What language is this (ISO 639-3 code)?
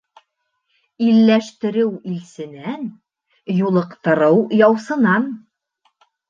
bak